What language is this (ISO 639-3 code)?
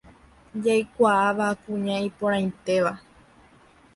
grn